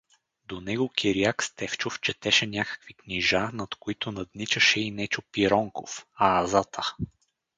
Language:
Bulgarian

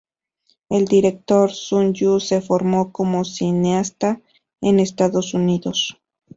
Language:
Spanish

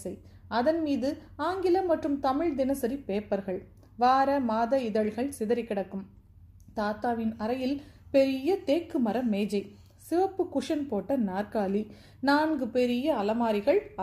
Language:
Tamil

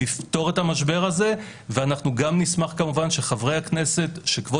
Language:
Hebrew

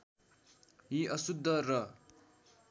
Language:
Nepali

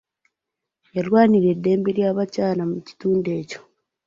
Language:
Ganda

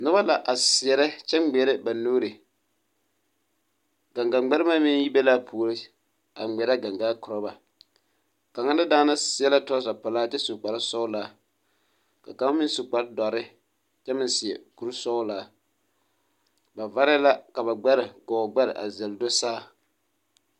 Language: Southern Dagaare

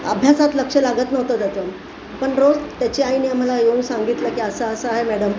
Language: Marathi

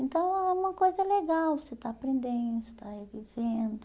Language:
Portuguese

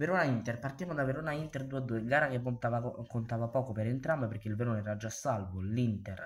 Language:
Italian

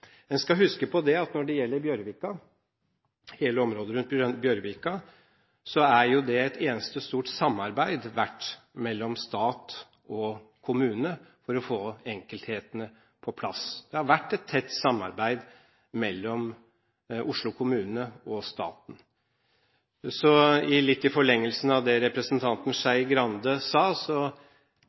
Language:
Norwegian Bokmål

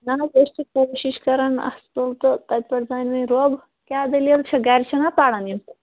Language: Kashmiri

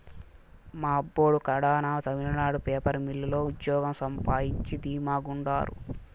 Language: Telugu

